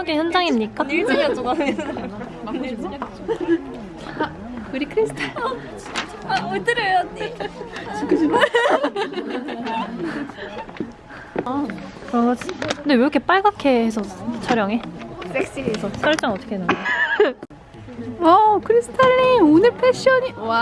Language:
Korean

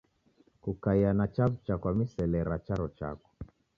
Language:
Taita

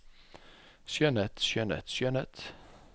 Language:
Norwegian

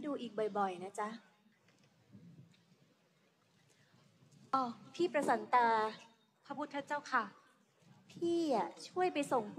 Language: Thai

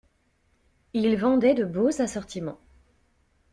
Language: French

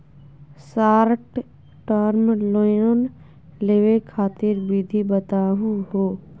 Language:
Magahi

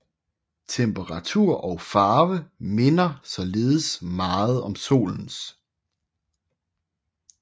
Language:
Danish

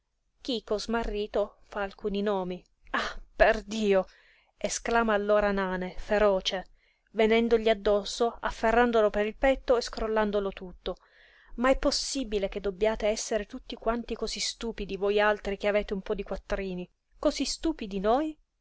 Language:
Italian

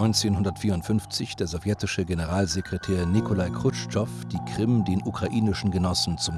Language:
German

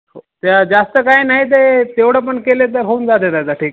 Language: Marathi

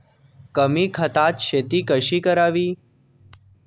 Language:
Marathi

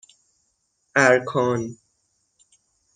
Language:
Persian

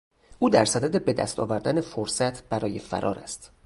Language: Persian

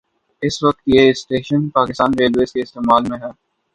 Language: Urdu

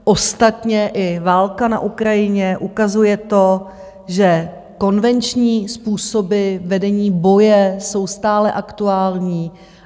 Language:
Czech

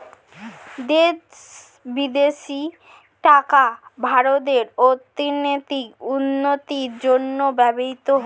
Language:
Bangla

